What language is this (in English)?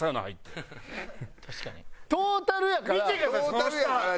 Japanese